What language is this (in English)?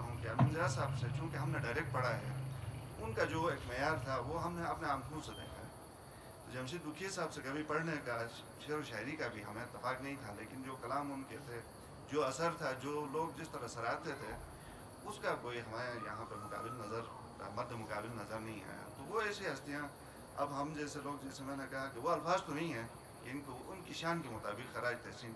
Hindi